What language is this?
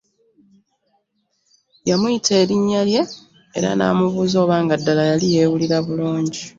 Ganda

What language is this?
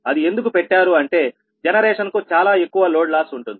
Telugu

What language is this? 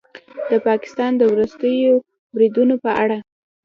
Pashto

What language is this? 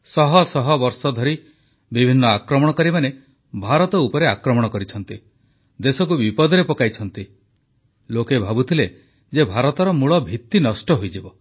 Odia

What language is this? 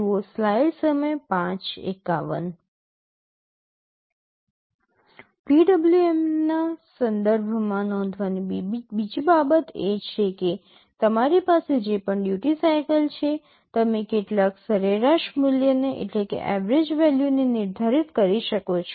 Gujarati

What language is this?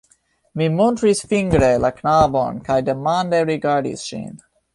Esperanto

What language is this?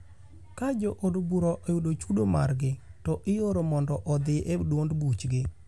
Luo (Kenya and Tanzania)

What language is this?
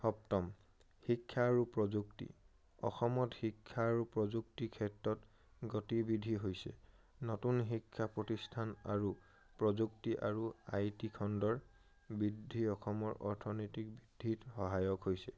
Assamese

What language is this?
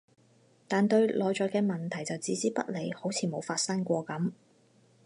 Cantonese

